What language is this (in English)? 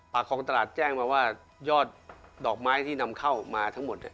Thai